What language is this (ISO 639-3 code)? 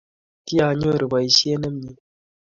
kln